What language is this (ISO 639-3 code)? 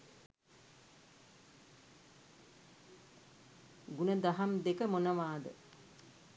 sin